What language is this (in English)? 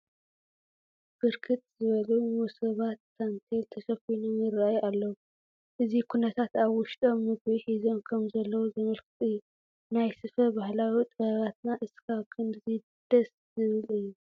Tigrinya